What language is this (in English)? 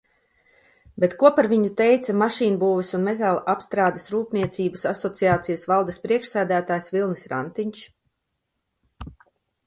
Latvian